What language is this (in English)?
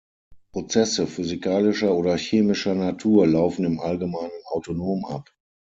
German